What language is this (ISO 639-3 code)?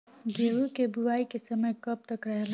bho